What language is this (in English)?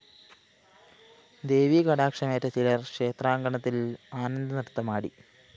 Malayalam